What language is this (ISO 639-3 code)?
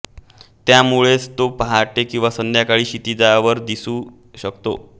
mar